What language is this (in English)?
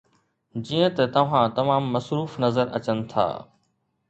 Sindhi